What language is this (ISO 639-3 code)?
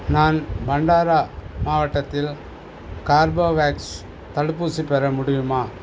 tam